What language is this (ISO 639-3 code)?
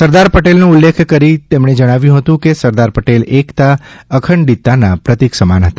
guj